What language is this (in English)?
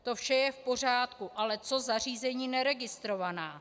Czech